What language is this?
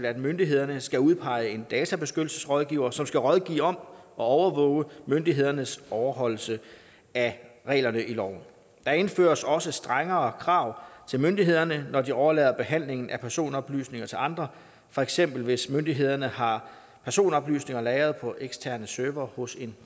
Danish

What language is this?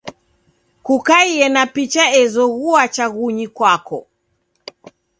Taita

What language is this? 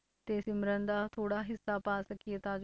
Punjabi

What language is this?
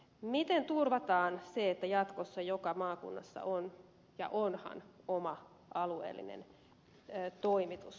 Finnish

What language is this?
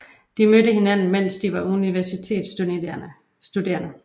Danish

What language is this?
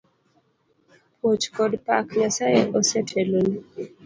Luo (Kenya and Tanzania)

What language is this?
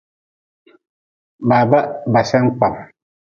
Nawdm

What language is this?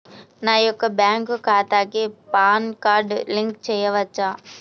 Telugu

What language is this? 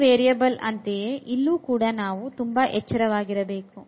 Kannada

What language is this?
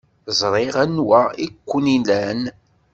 Kabyle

